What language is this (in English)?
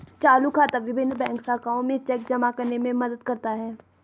Hindi